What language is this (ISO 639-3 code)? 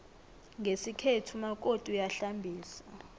nbl